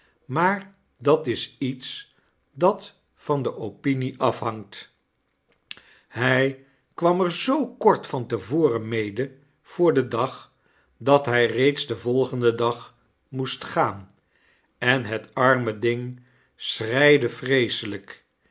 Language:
Dutch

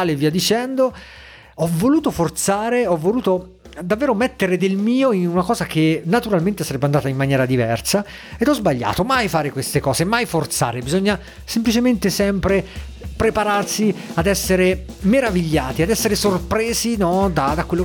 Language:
Italian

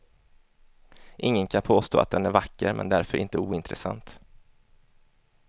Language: Swedish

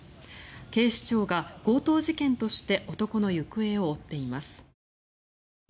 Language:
Japanese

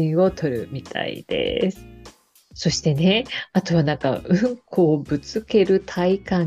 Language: Japanese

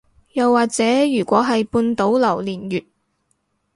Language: Cantonese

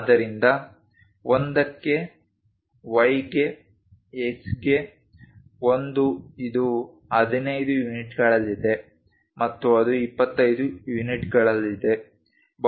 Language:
Kannada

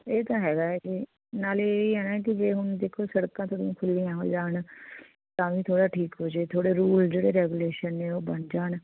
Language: Punjabi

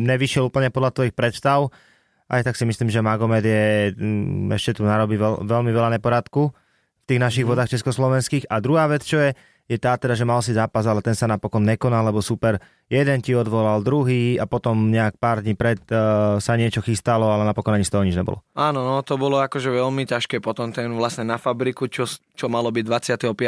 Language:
Slovak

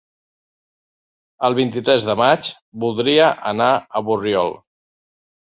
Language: Catalan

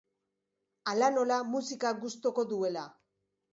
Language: Basque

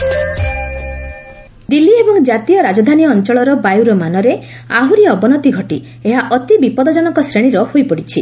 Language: Odia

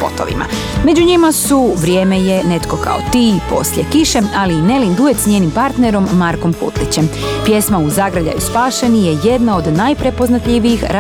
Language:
Croatian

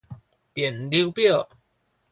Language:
Min Nan Chinese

